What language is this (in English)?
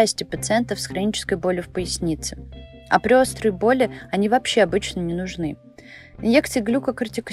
Russian